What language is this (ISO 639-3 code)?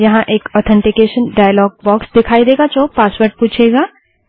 hin